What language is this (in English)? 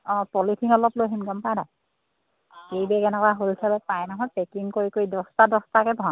Assamese